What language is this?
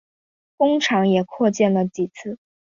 Chinese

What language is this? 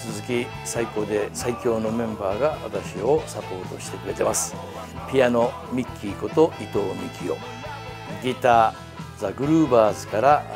Japanese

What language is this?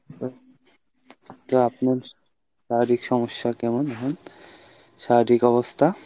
Bangla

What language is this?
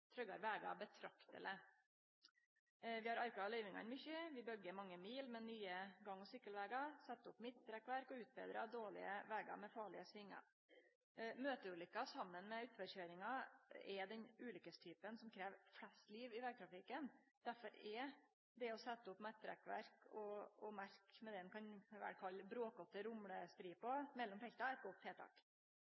Norwegian Nynorsk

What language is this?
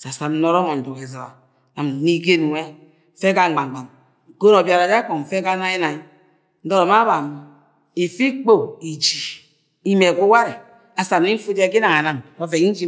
Agwagwune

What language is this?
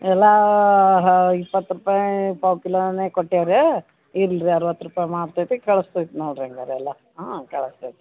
Kannada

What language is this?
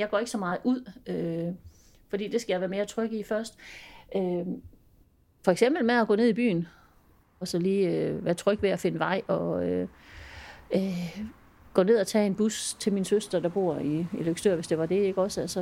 Danish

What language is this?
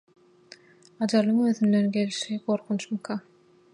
Turkmen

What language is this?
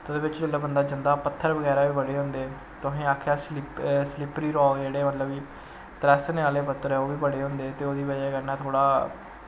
Dogri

